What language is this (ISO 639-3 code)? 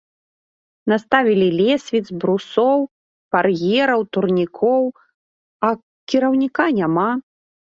bel